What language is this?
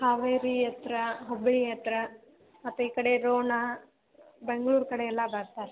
Kannada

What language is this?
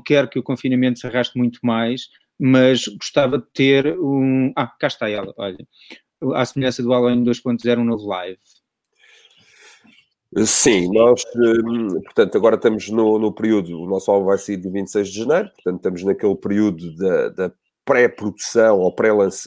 Portuguese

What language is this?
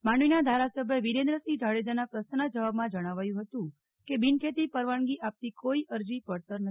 Gujarati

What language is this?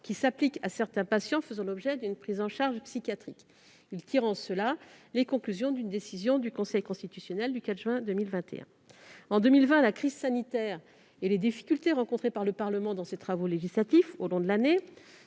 French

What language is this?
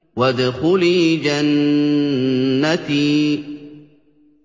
Arabic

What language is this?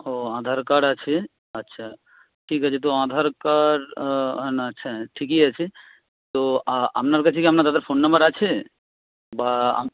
Bangla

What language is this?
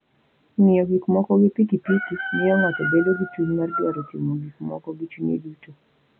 Luo (Kenya and Tanzania)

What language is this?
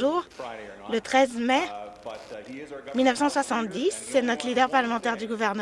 French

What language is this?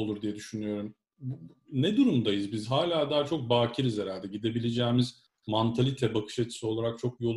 Turkish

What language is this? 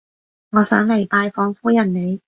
Cantonese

